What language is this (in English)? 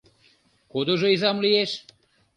Mari